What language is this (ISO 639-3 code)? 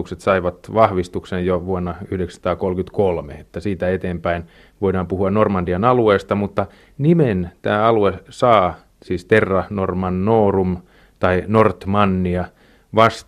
fin